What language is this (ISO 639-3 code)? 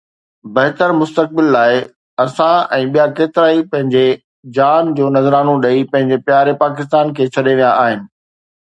snd